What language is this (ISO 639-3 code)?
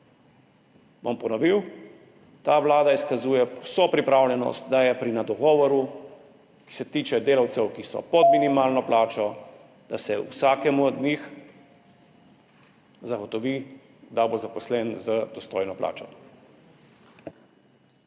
slv